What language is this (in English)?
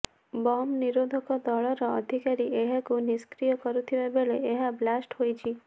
Odia